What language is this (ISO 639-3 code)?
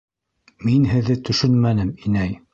bak